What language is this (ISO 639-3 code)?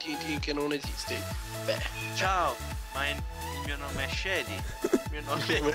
ita